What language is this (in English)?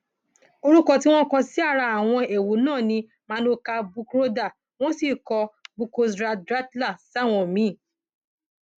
Yoruba